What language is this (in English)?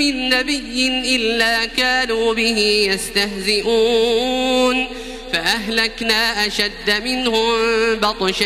Arabic